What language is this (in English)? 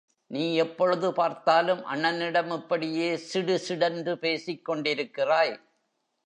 Tamil